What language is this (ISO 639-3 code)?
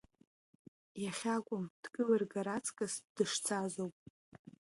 abk